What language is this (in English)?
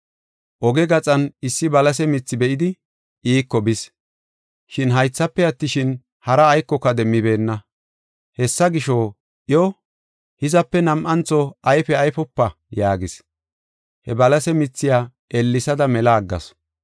Gofa